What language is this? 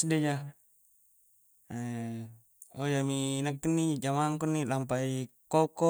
Coastal Konjo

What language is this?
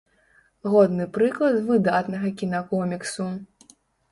Belarusian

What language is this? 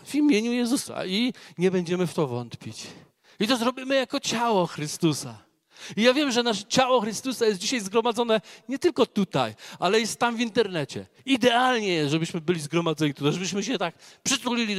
Polish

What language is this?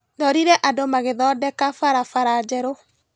Kikuyu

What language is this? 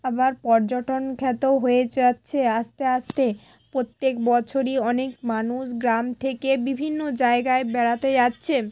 Bangla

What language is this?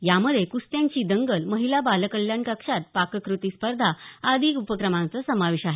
Marathi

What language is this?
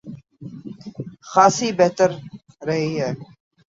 Urdu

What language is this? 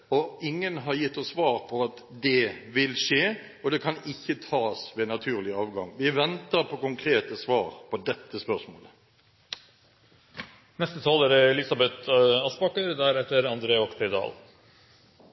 Norwegian Bokmål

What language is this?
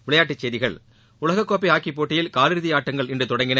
Tamil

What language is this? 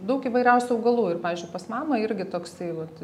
Lithuanian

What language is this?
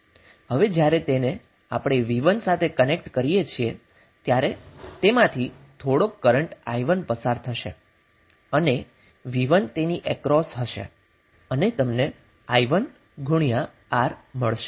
Gujarati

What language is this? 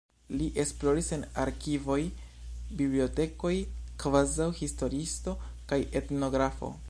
Esperanto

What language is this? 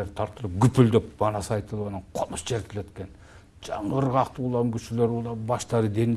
Turkish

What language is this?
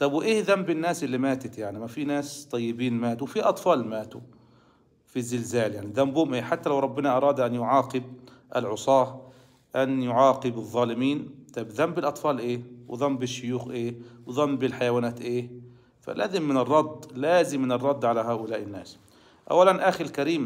Arabic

